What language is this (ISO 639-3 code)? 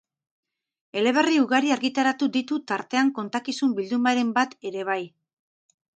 eus